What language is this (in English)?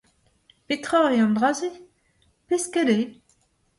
Breton